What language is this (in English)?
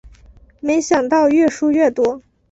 Chinese